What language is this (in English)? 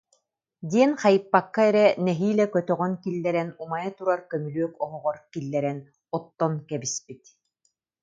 Yakut